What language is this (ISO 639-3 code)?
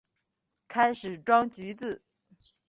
zho